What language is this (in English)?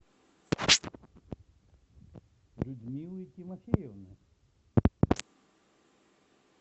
Russian